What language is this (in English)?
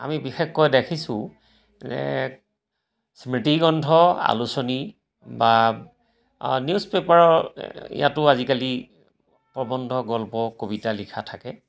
Assamese